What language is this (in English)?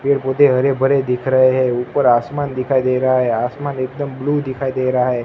Hindi